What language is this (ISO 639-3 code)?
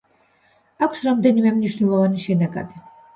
kat